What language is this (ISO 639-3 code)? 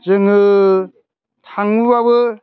brx